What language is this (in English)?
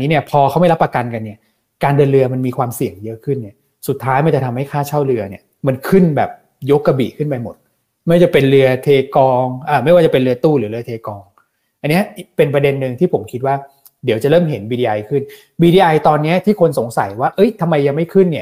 Thai